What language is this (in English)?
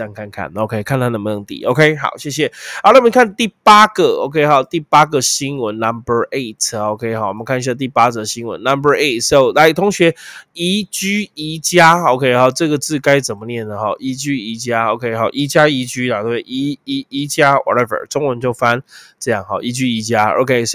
Chinese